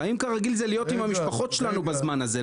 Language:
Hebrew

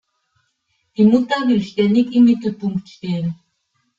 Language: German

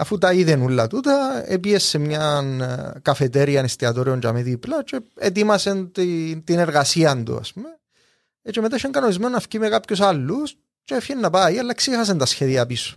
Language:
Greek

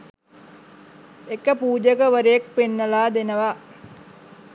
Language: Sinhala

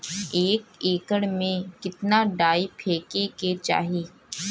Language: Bhojpuri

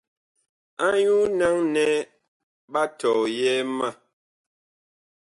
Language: Bakoko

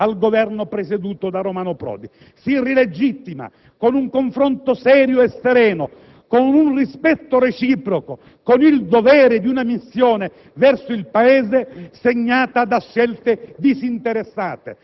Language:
Italian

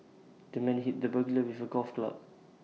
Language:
English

